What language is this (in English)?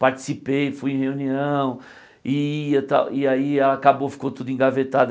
Portuguese